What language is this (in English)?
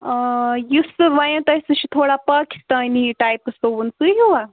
Kashmiri